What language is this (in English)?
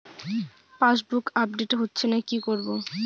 Bangla